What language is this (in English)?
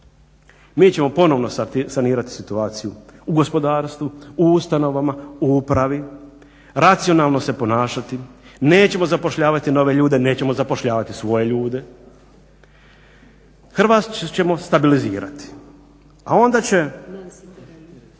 Croatian